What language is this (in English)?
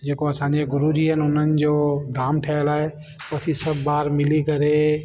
Sindhi